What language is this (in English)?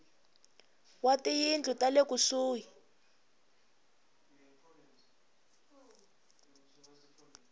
Tsonga